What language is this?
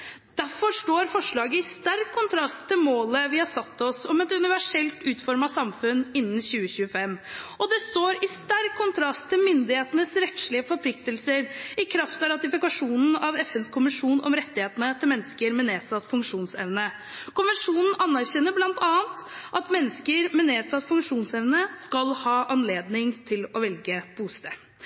Norwegian Bokmål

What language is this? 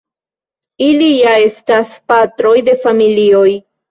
Esperanto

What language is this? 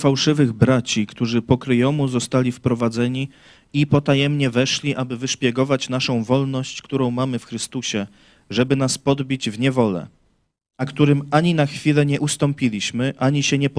Polish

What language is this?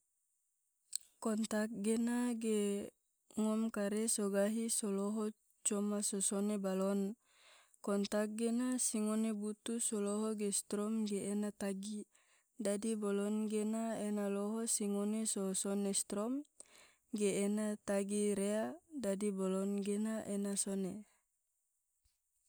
Tidore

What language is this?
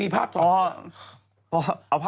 Thai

